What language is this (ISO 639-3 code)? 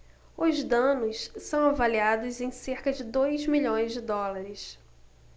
por